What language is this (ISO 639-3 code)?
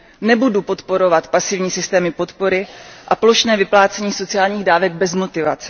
ces